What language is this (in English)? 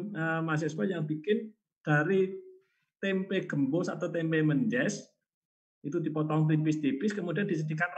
Indonesian